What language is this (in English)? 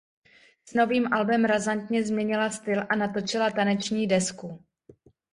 Czech